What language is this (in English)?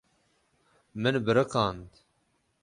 Kurdish